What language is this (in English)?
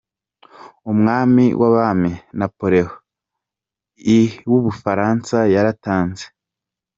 Kinyarwanda